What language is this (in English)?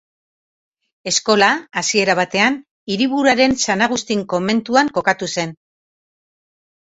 Basque